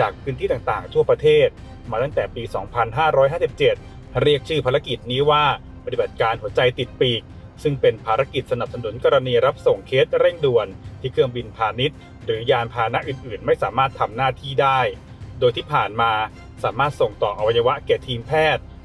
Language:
Thai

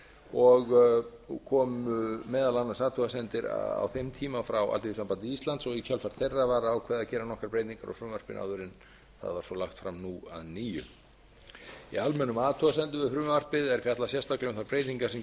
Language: Icelandic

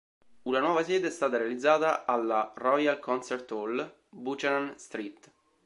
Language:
Italian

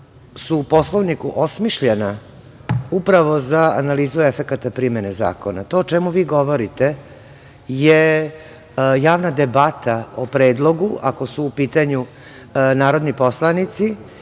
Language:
Serbian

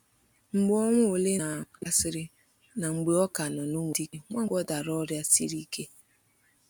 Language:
Igbo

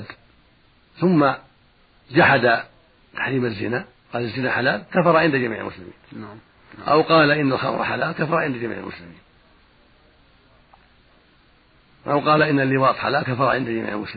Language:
Arabic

